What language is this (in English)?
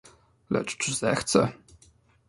Polish